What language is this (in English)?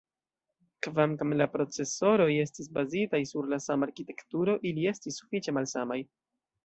Esperanto